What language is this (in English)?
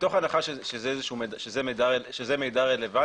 Hebrew